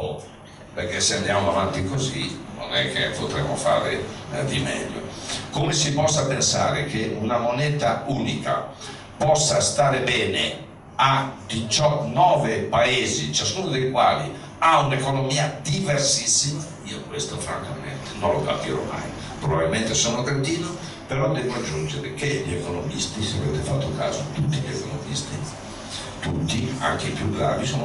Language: Italian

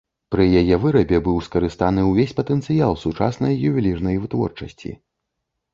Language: Belarusian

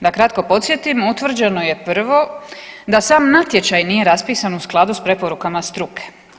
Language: Croatian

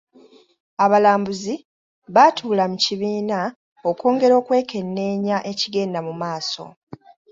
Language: Ganda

